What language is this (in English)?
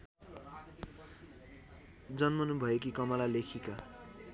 Nepali